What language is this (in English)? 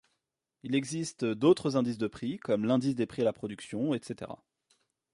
French